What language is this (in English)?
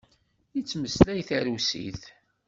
Kabyle